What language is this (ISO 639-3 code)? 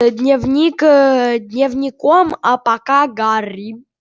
rus